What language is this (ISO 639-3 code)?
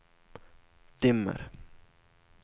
swe